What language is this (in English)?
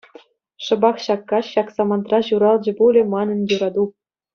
Chuvash